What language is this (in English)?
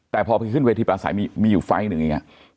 Thai